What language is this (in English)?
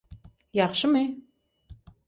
Turkmen